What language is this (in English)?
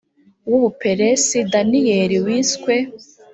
Kinyarwanda